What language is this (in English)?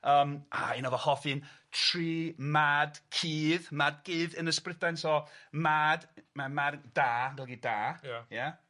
Welsh